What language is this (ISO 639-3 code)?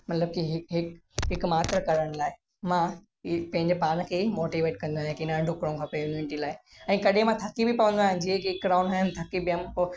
snd